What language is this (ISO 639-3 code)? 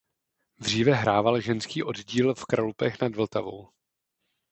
ces